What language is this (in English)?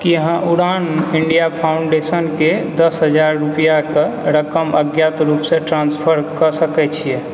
Maithili